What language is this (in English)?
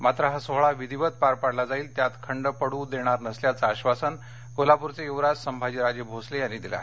Marathi